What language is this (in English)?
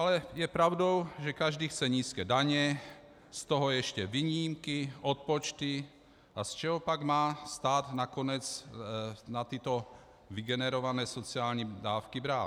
Czech